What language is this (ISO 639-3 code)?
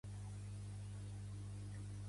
cat